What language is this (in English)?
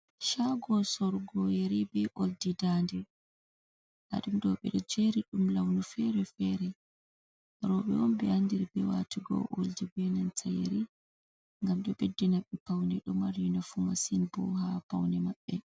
Fula